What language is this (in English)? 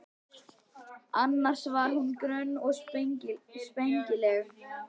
Icelandic